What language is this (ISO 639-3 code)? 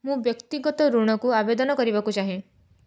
ori